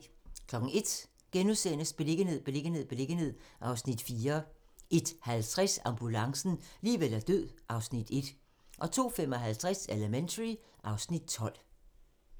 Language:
Danish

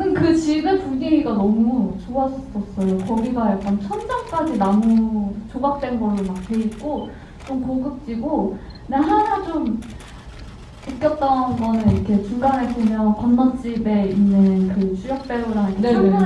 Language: Korean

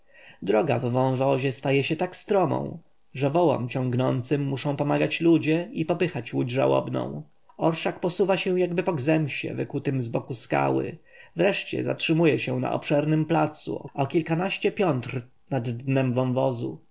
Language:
Polish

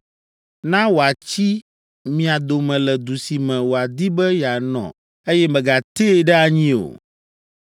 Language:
Ewe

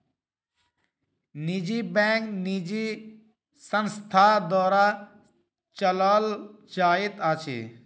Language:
Maithili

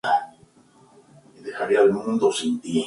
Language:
Spanish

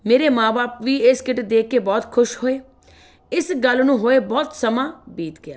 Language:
Punjabi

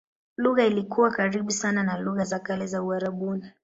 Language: Swahili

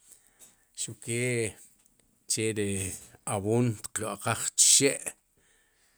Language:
Sipacapense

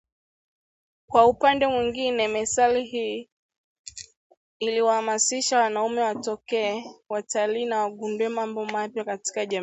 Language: Swahili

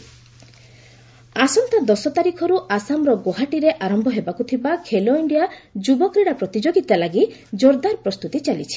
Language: Odia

